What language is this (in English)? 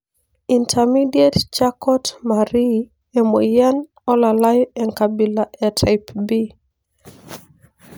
Masai